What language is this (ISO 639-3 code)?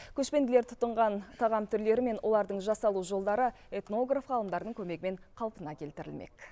kaz